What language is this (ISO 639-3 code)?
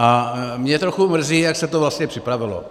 ces